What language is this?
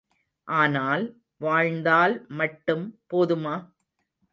Tamil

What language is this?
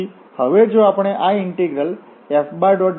Gujarati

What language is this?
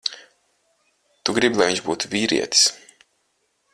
Latvian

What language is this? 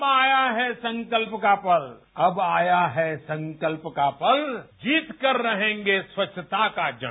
Hindi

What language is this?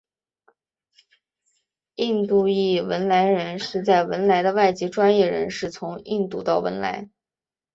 Chinese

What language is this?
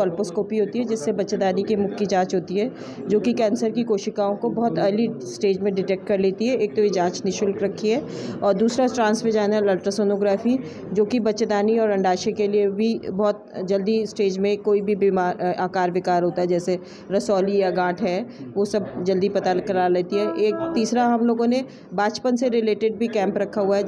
Hindi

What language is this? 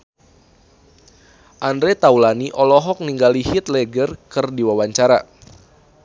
Sundanese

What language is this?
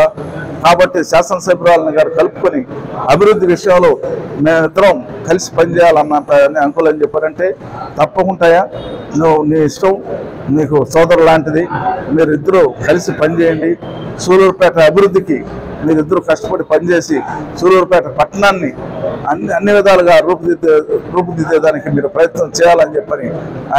Telugu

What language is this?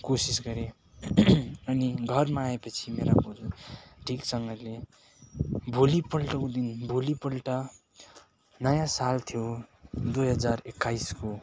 Nepali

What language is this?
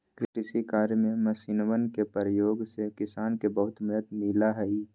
Magahi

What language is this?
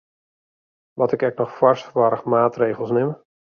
Western Frisian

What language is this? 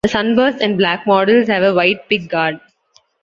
English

